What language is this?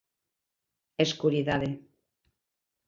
Galician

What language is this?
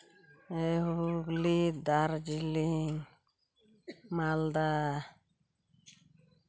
Santali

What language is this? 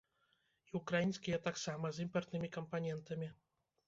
Belarusian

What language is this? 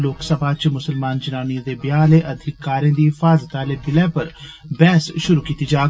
Dogri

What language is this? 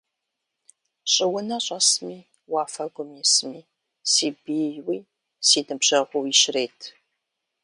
Kabardian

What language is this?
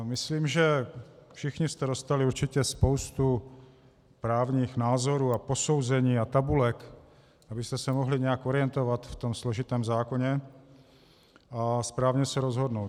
Czech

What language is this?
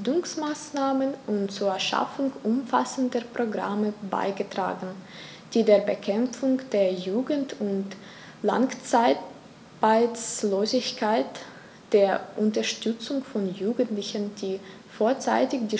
German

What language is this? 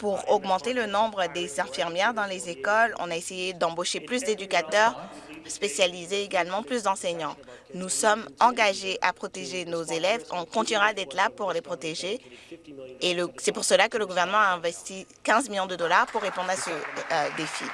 French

